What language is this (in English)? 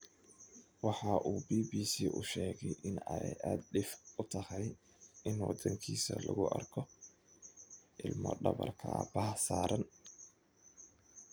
Somali